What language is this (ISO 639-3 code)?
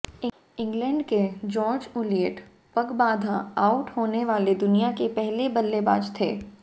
hin